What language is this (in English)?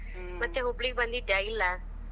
Kannada